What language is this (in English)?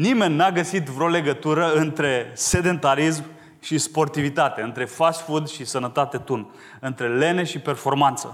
Romanian